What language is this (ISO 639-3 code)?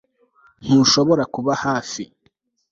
kin